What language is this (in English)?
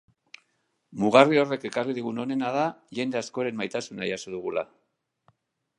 Basque